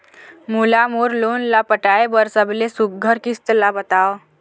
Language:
Chhattisgarhi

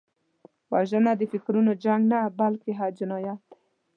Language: Pashto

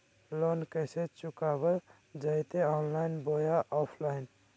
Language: Magahi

